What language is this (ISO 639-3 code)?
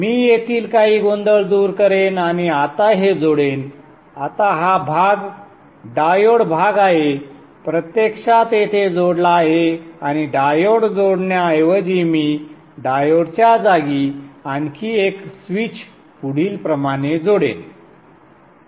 mar